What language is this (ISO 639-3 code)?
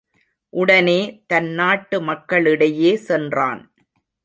tam